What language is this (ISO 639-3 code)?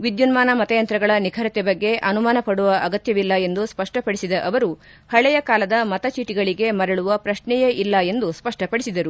kan